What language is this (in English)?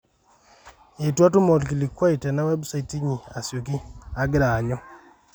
Masai